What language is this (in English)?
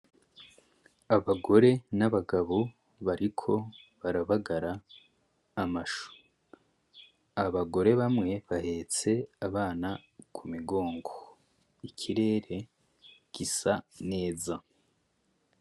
Rundi